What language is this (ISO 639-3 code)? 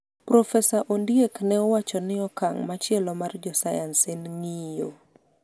luo